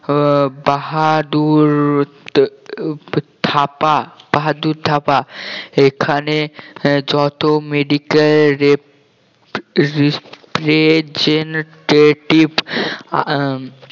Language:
Bangla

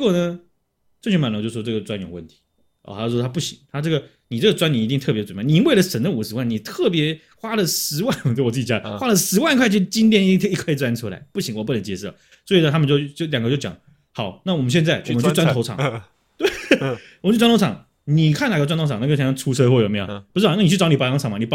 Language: Chinese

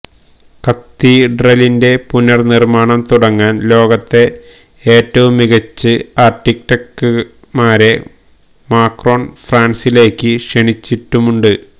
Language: Malayalam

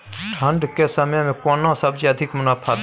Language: Maithili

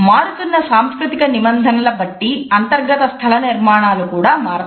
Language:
Telugu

